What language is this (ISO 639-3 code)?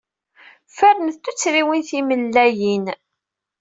kab